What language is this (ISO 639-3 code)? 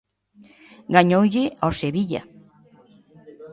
glg